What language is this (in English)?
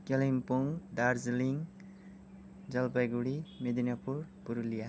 Nepali